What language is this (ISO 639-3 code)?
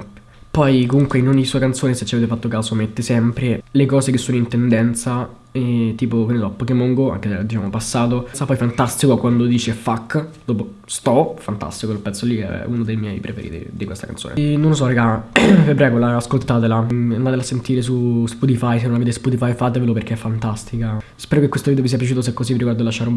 ita